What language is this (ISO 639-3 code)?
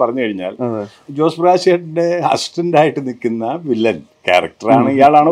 mal